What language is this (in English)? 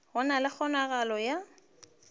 Northern Sotho